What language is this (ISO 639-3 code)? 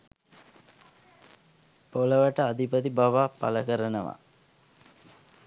sin